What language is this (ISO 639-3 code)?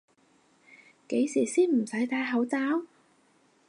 yue